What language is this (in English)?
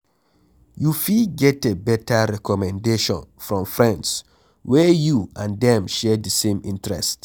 Nigerian Pidgin